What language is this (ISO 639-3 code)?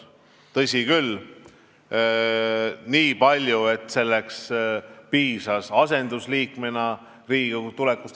est